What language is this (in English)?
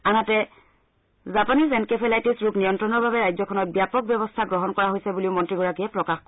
Assamese